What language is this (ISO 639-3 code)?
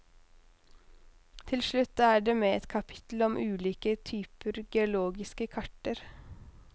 nor